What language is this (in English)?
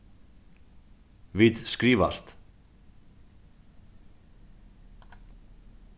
Faroese